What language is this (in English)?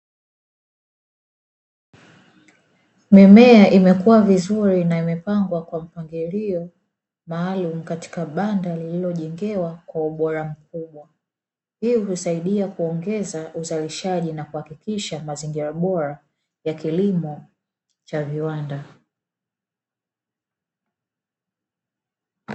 Swahili